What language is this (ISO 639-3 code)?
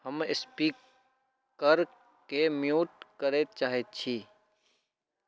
mai